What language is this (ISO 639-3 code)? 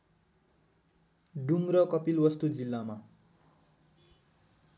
nep